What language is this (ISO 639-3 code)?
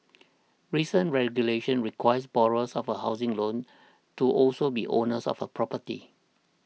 eng